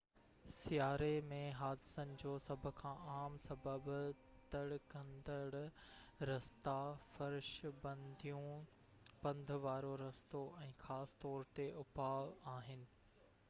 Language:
Sindhi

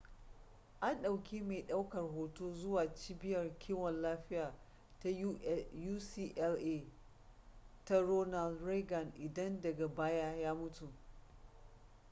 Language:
Hausa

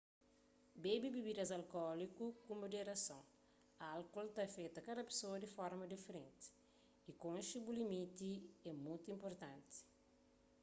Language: Kabuverdianu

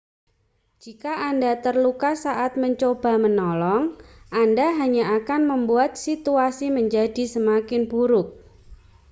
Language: Indonesian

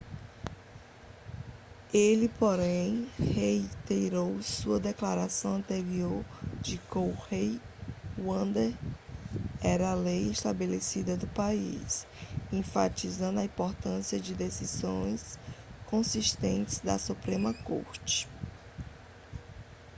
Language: Portuguese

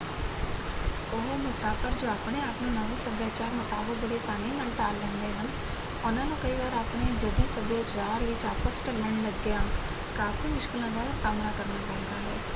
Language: Punjabi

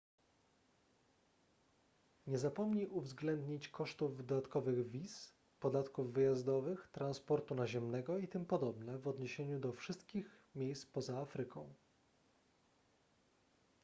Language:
Polish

